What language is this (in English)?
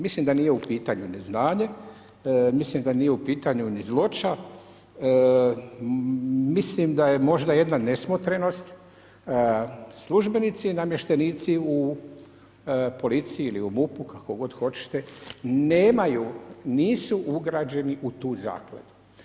Croatian